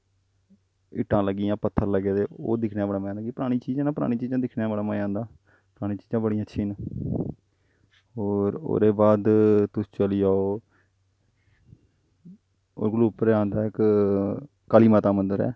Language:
Dogri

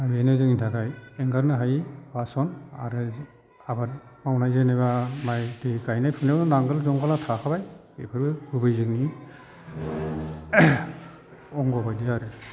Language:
Bodo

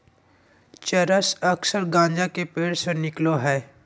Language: Magahi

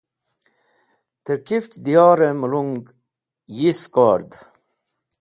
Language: Wakhi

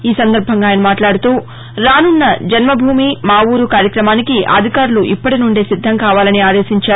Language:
Telugu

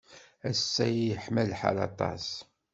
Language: Kabyle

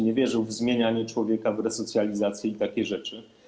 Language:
Polish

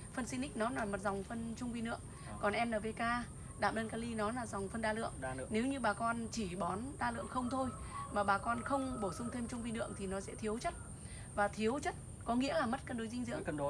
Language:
Vietnamese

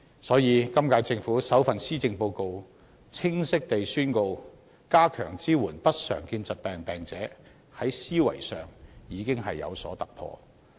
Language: Cantonese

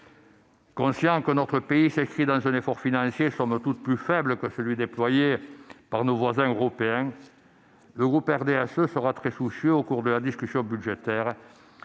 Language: French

